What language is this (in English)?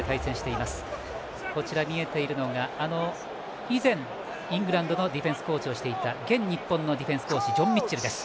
Japanese